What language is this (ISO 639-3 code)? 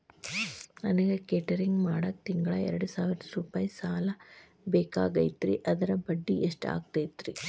kan